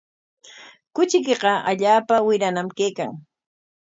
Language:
Corongo Ancash Quechua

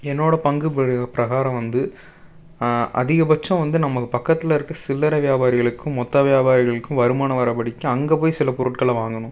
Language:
Tamil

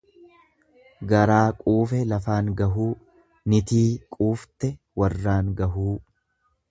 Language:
Oromo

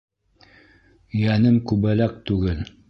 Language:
Bashkir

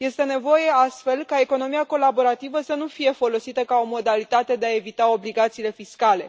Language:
Romanian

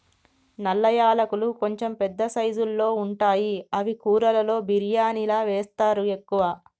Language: Telugu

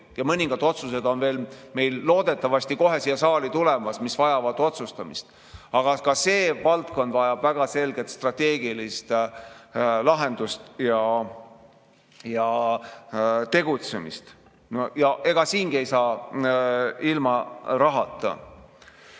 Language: Estonian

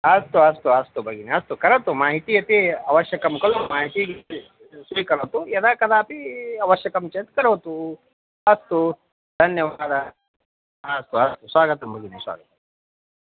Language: Sanskrit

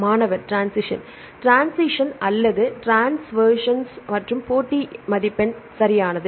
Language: Tamil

